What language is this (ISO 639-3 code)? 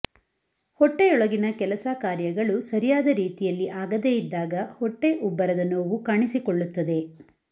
kan